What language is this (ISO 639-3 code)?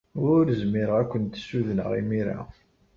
kab